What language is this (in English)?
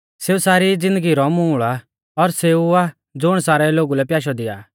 Mahasu Pahari